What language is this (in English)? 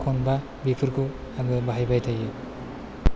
Bodo